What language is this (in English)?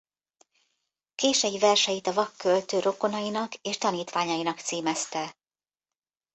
Hungarian